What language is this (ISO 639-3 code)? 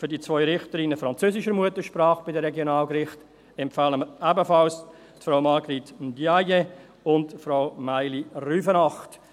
gsw